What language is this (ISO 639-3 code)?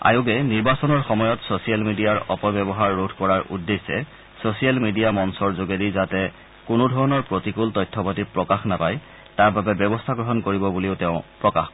asm